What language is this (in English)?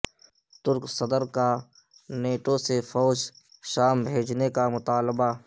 Urdu